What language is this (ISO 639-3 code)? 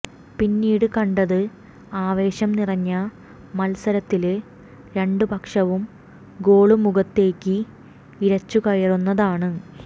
mal